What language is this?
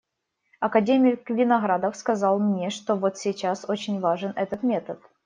Russian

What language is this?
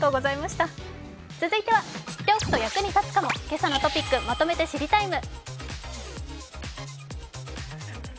Japanese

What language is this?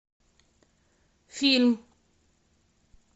Russian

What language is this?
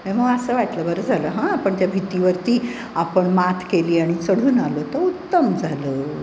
Marathi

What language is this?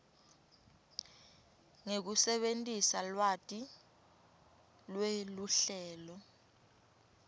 Swati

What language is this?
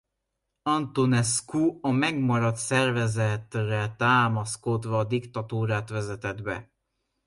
Hungarian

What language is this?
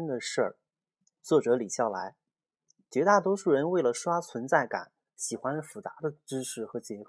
Chinese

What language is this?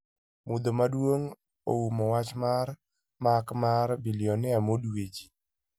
Luo (Kenya and Tanzania)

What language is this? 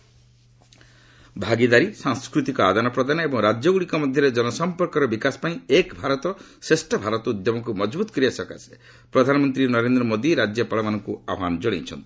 Odia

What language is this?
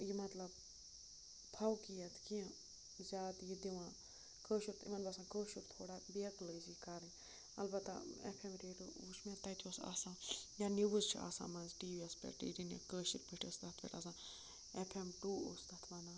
Kashmiri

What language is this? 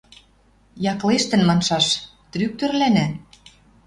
Western Mari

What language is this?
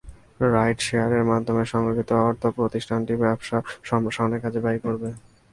Bangla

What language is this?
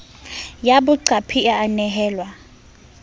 Southern Sotho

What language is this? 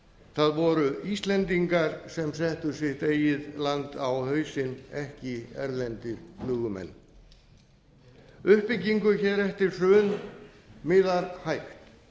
Icelandic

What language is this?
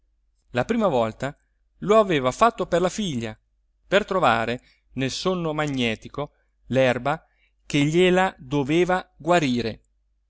Italian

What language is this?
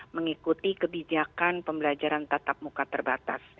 Indonesian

